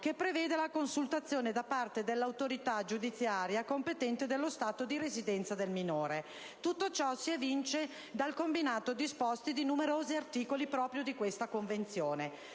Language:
Italian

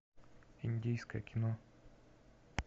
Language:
Russian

